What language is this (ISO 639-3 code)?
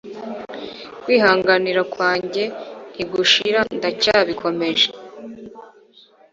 kin